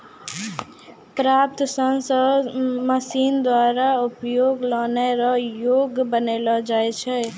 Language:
Maithili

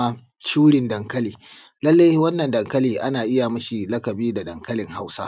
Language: Hausa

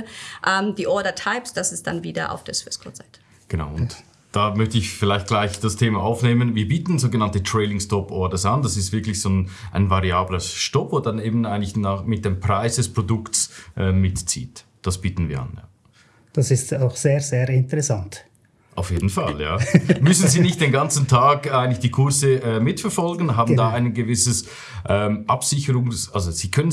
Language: German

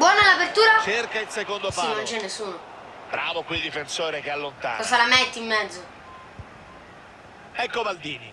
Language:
Italian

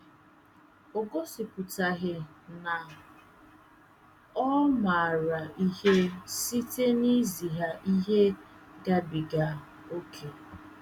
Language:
Igbo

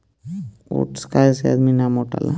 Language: Bhojpuri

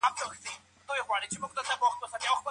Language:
Pashto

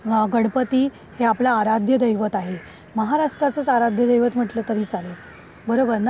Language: Marathi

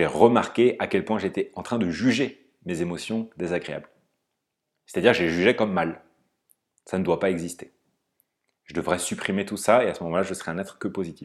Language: French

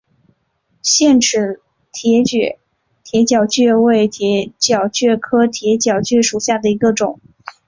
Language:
Chinese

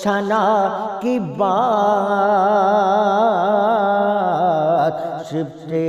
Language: Urdu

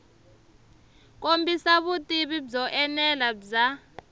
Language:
Tsonga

